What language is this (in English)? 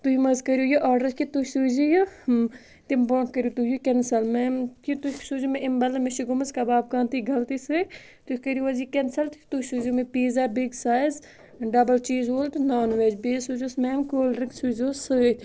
Kashmiri